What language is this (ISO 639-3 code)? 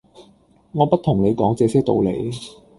yue